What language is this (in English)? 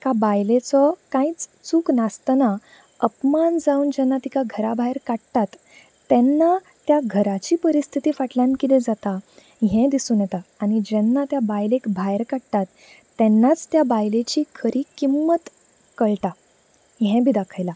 Konkani